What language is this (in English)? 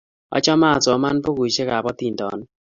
Kalenjin